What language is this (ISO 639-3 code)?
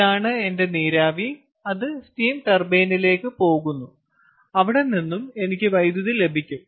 mal